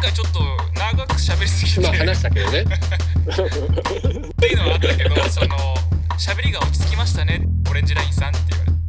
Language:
Japanese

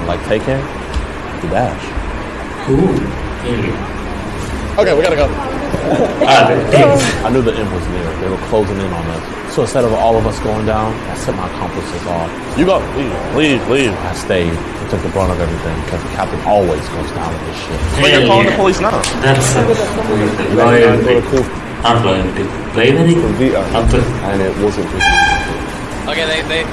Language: English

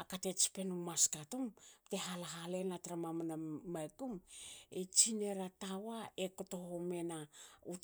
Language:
Hakö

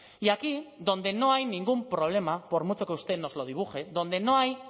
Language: Spanish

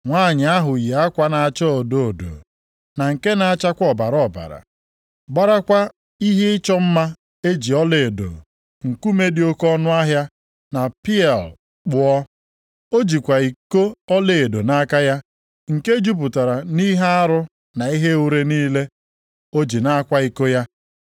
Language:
Igbo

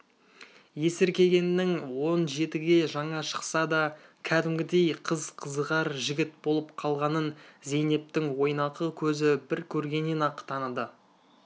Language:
Kazakh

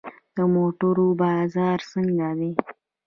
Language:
Pashto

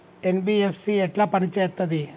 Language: Telugu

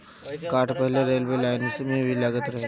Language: Bhojpuri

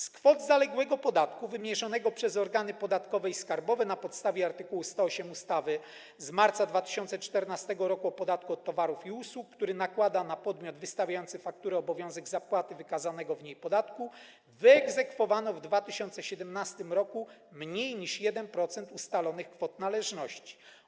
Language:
Polish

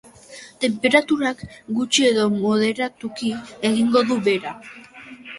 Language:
Basque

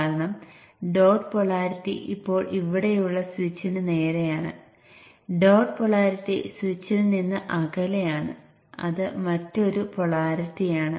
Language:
Malayalam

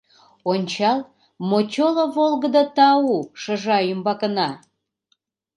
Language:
Mari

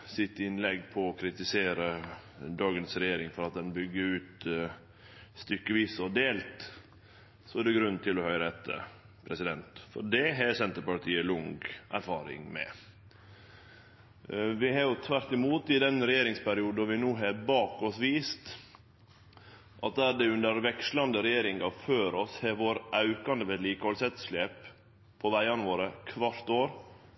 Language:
Norwegian Nynorsk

